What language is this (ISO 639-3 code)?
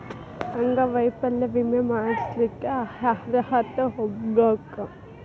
kan